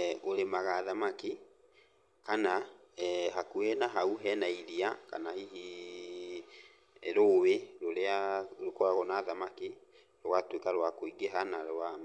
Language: Kikuyu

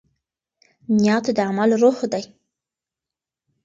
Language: Pashto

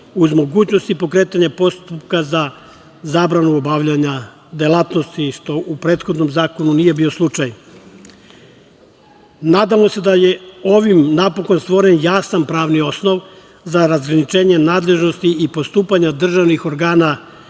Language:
Serbian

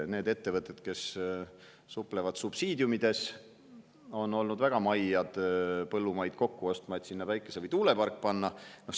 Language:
Estonian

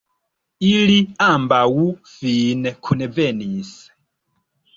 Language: Esperanto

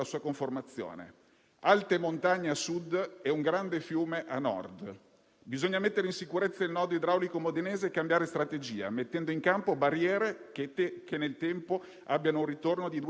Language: Italian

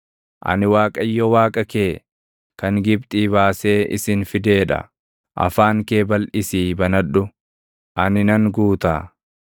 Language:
Oromo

